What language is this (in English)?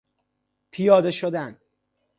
Persian